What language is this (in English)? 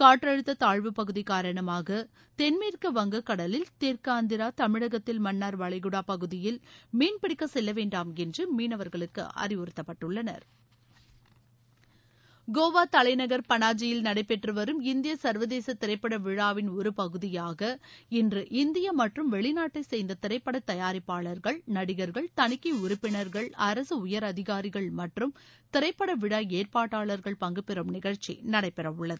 Tamil